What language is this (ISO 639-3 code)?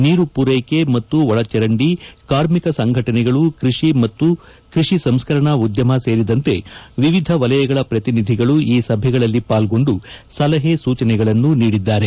kan